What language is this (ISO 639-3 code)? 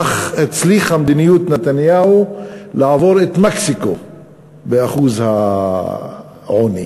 heb